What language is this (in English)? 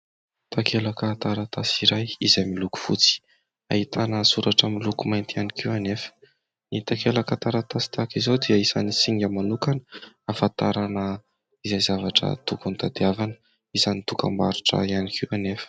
Malagasy